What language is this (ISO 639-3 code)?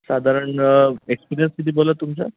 mar